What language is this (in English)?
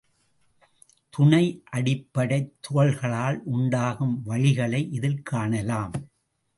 Tamil